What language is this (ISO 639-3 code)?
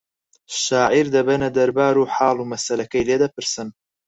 ckb